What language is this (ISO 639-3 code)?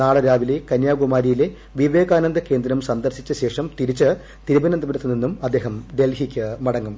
mal